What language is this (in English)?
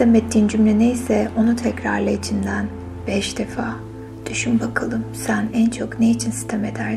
Turkish